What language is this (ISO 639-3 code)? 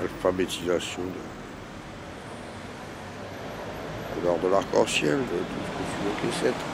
fra